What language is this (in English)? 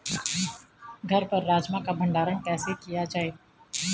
Hindi